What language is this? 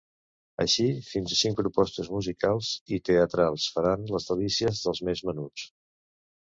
Catalan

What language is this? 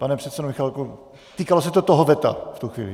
Czech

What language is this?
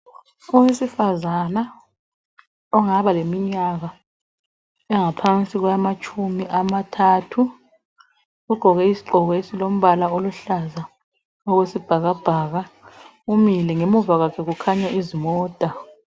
North Ndebele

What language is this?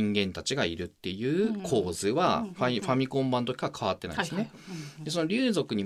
Japanese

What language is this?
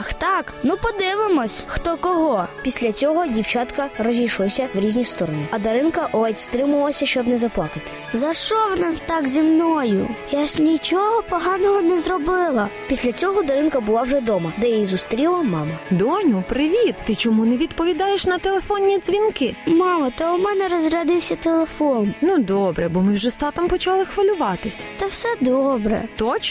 Ukrainian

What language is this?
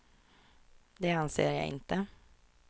Swedish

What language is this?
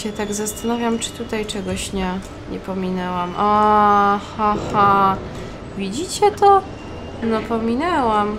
Polish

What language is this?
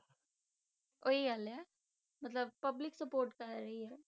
Punjabi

